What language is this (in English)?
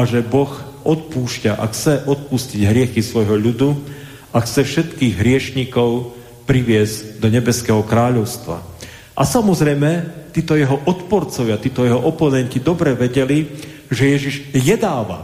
Slovak